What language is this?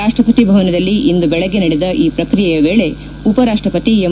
Kannada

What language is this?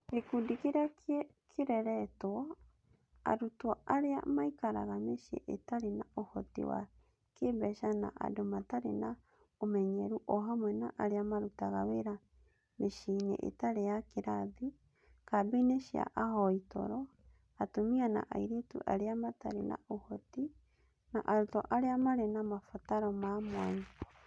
Kikuyu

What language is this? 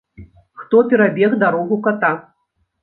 Belarusian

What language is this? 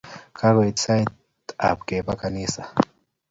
Kalenjin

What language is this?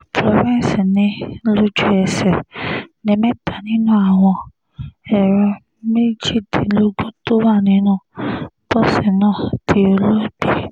Yoruba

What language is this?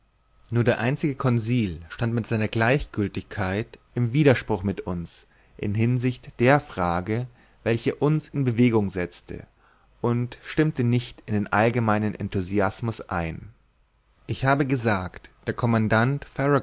German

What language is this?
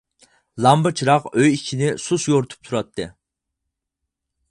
Uyghur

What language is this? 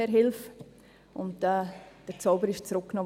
Swiss German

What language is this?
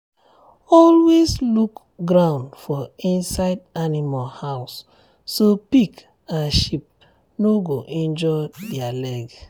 Nigerian Pidgin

